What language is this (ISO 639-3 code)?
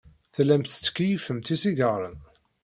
kab